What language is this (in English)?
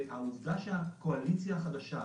Hebrew